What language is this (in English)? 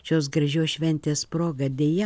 Lithuanian